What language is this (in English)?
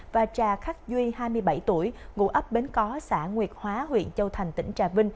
Vietnamese